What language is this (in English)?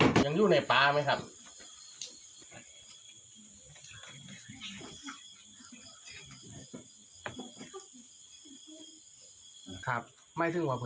Thai